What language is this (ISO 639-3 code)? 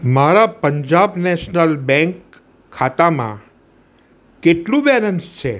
guj